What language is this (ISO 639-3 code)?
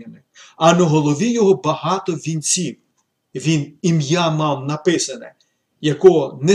ukr